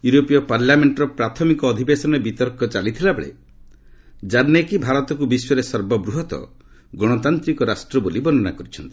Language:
Odia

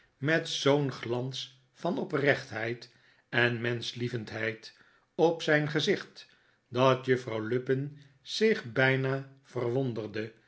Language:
Dutch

